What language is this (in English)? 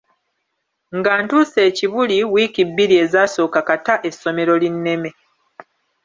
Ganda